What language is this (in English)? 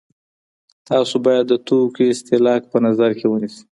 Pashto